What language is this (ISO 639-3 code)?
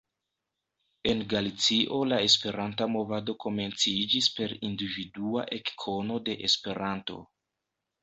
epo